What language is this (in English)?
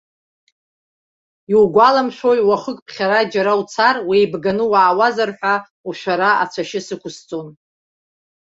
Abkhazian